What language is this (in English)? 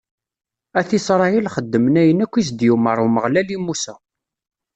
Kabyle